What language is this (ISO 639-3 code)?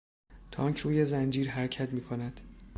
fas